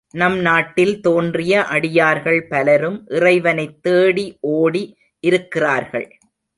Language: Tamil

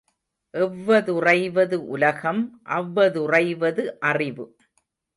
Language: Tamil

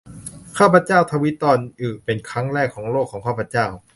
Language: Thai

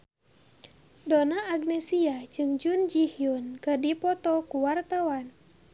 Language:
Sundanese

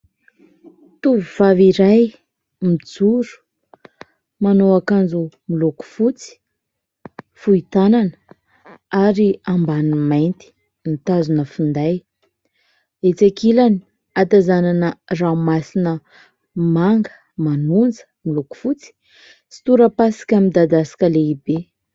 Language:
Malagasy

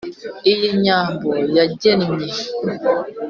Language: Kinyarwanda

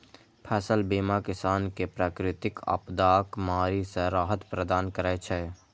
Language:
Maithili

